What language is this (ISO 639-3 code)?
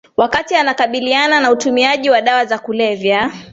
swa